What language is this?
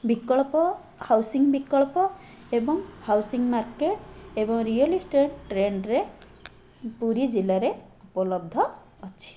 Odia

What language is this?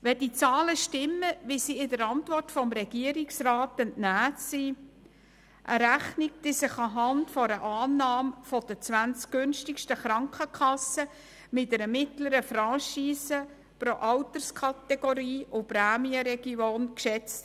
Swiss German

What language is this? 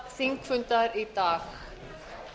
Icelandic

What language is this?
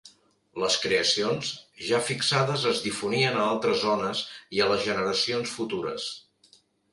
Catalan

